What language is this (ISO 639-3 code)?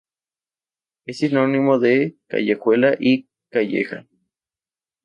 spa